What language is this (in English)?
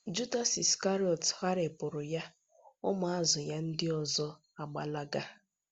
Igbo